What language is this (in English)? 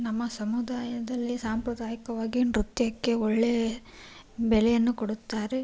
Kannada